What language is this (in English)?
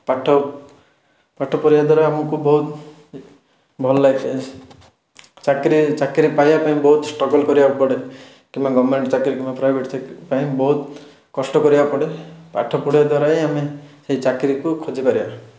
Odia